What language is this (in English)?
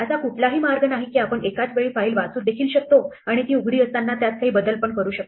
Marathi